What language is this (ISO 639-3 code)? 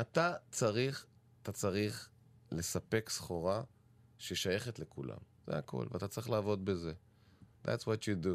heb